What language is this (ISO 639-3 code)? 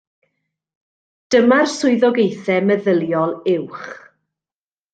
cym